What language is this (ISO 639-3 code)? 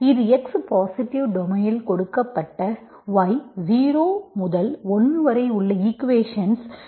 tam